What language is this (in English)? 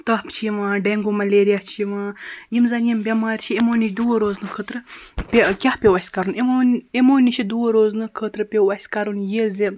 Kashmiri